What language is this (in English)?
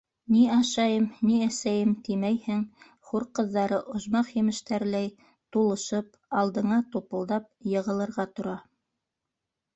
Bashkir